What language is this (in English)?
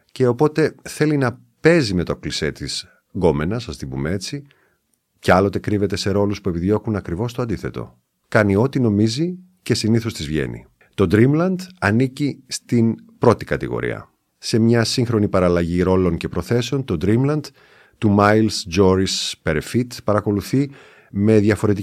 Greek